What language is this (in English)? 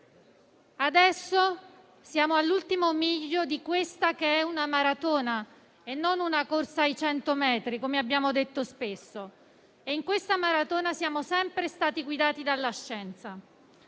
Italian